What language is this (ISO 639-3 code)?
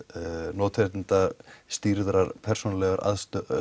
isl